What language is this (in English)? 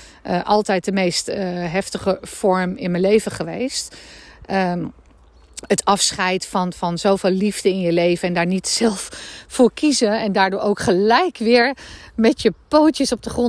Dutch